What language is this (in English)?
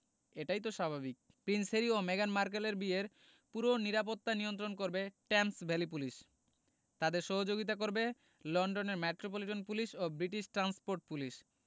Bangla